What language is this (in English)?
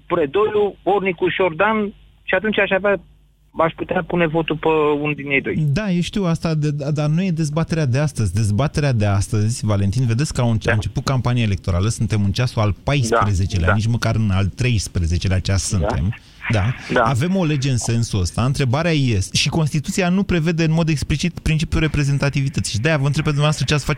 Romanian